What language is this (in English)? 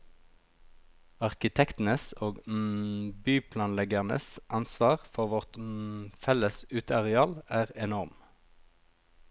Norwegian